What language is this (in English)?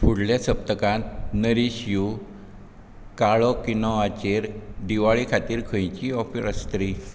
Konkani